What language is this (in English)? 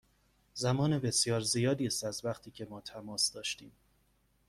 Persian